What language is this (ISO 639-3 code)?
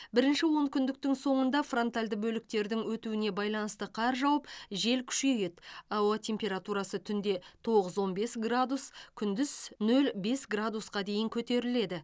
kaz